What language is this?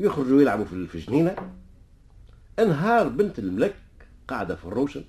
Arabic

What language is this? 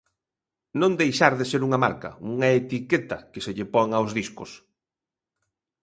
Galician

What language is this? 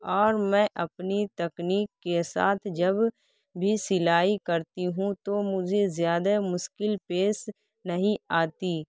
Urdu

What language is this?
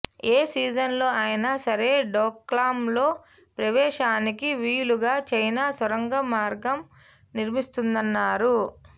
Telugu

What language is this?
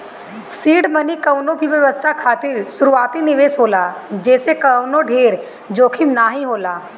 Bhojpuri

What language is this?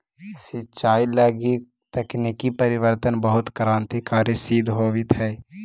Magahi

